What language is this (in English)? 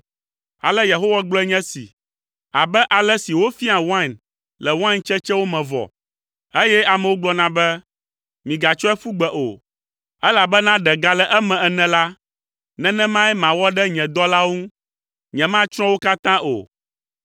Ewe